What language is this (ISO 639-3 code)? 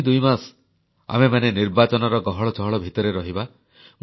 ori